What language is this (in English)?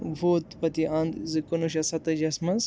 Kashmiri